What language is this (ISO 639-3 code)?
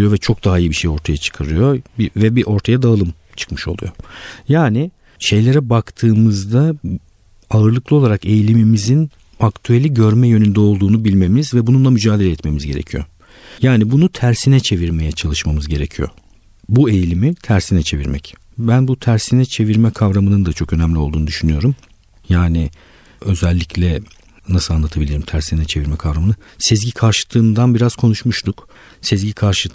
tur